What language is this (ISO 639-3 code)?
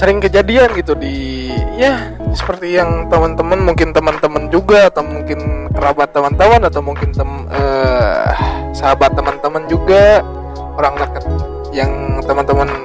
ind